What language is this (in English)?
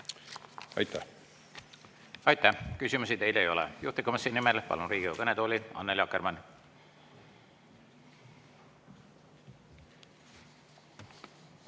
Estonian